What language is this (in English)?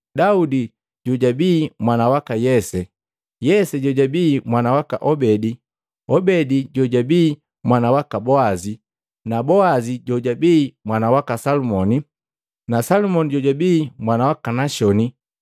Matengo